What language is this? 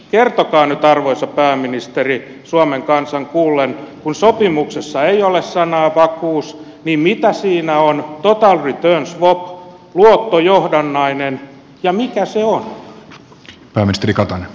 Finnish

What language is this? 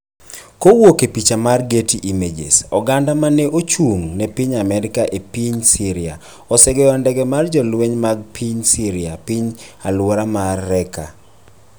Luo (Kenya and Tanzania)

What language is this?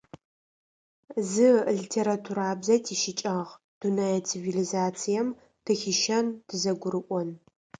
Adyghe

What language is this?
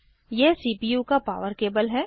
Hindi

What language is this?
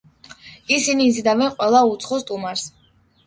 Georgian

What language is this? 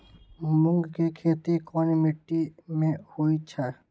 Magahi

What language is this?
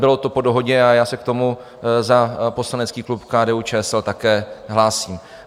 Czech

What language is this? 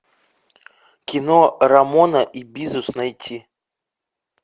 Russian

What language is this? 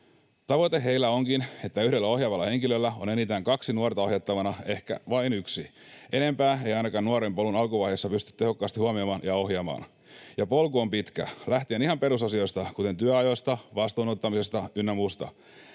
Finnish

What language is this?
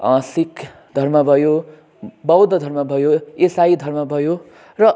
Nepali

